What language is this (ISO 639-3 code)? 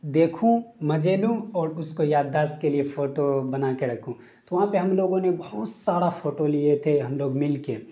urd